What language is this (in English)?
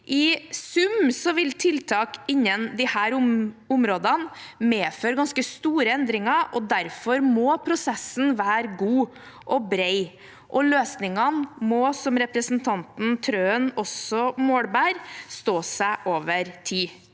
Norwegian